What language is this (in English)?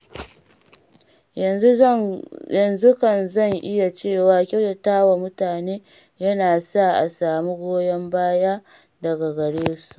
Hausa